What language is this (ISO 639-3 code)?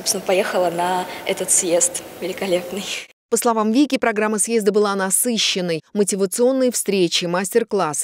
rus